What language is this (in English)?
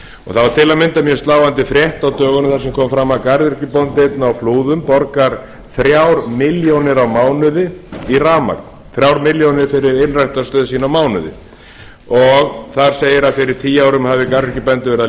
Icelandic